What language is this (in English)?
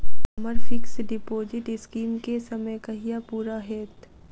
Maithili